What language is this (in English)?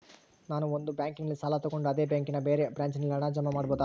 Kannada